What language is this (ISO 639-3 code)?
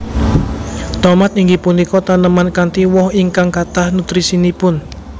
jav